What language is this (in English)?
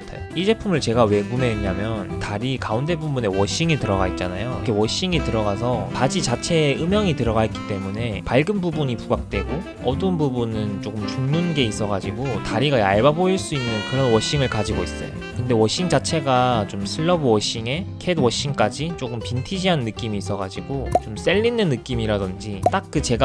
Korean